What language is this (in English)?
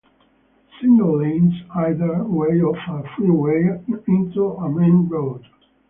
English